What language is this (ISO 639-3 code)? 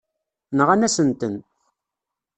kab